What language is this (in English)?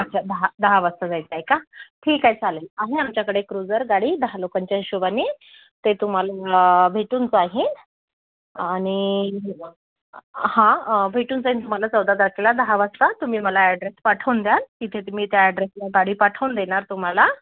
Marathi